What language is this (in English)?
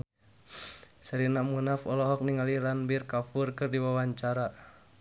Sundanese